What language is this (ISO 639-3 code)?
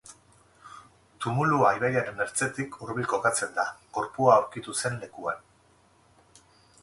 eus